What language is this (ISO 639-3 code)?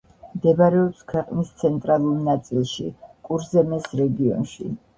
kat